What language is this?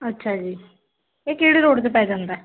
Punjabi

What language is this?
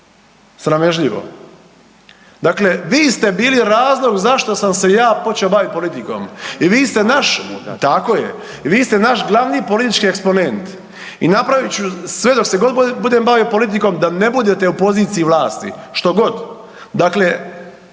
Croatian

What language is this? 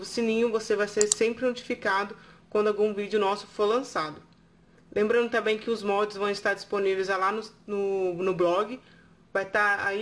Portuguese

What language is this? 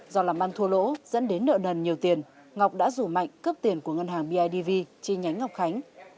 Vietnamese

